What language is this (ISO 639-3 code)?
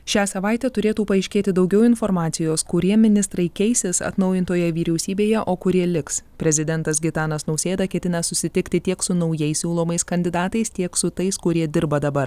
lit